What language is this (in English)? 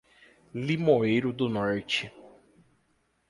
Portuguese